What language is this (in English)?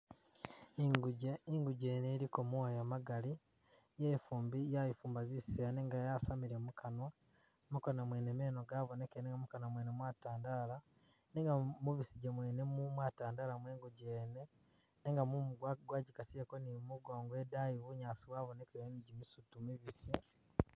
Masaaba